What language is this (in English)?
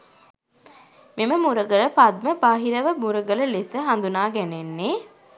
Sinhala